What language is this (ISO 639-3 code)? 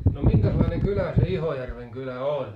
fin